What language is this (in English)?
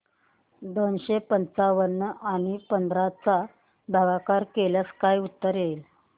Marathi